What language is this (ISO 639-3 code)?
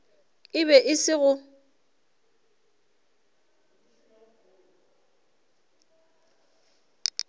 nso